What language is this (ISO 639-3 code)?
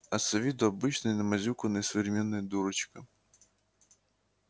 rus